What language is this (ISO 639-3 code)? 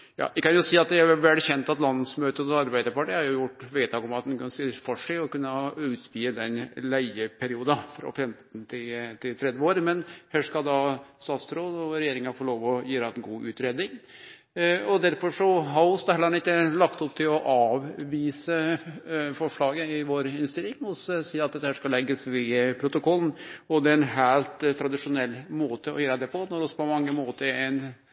nno